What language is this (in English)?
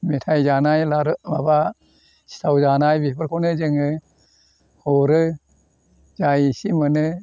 Bodo